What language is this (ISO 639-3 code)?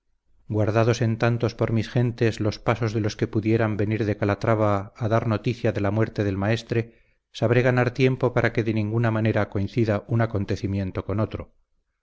spa